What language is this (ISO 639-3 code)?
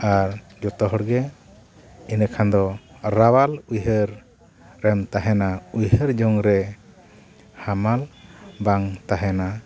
sat